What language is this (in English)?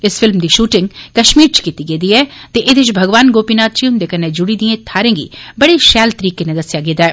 Dogri